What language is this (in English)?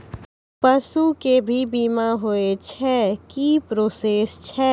Maithili